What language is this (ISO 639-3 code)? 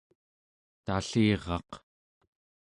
esu